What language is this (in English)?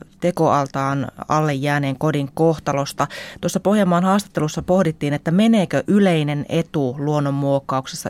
Finnish